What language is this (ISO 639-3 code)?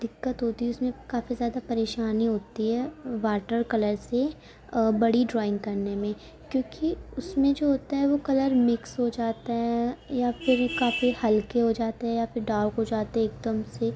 urd